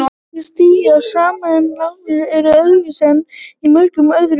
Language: Icelandic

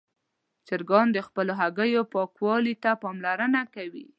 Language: Pashto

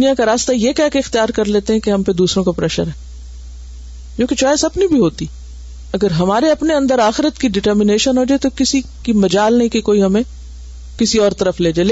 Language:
Urdu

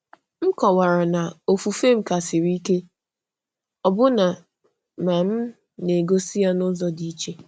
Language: Igbo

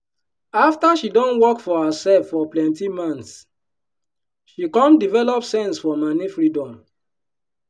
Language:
Nigerian Pidgin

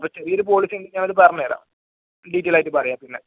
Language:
Malayalam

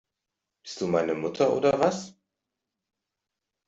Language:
German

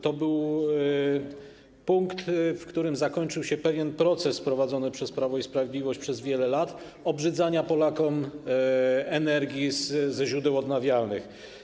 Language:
Polish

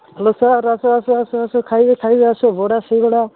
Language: Odia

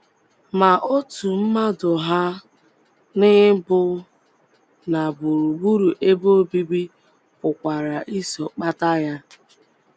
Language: Igbo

